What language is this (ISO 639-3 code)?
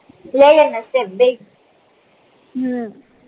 guj